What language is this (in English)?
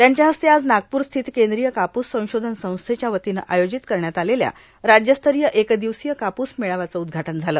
Marathi